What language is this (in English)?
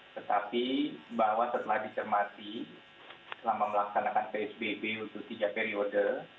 Indonesian